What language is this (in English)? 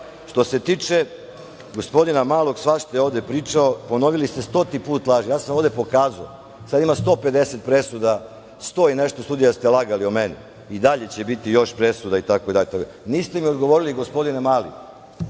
Serbian